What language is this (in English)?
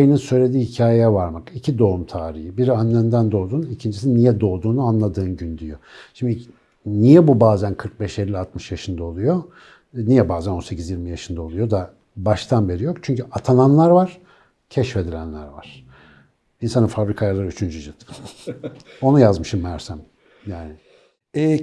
Turkish